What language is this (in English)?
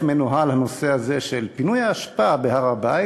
Hebrew